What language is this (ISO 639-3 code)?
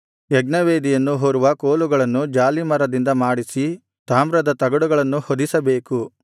kan